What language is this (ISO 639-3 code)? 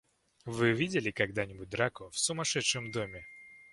rus